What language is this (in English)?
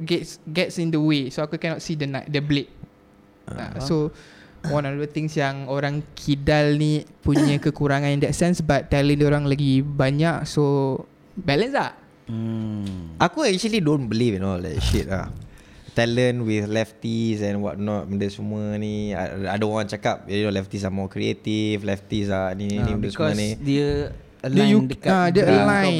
Malay